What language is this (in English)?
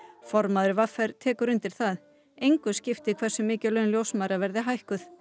Icelandic